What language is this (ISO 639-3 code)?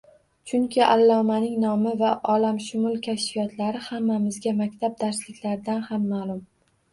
uzb